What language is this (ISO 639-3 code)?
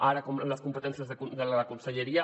cat